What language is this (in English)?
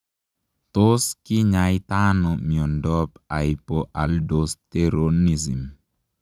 Kalenjin